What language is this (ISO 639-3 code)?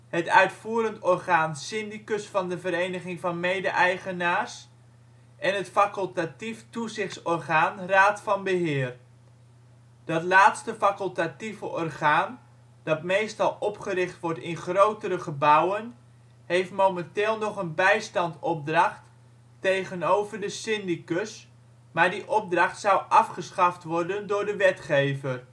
nld